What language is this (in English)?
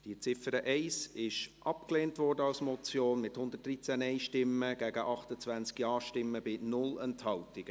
Swiss German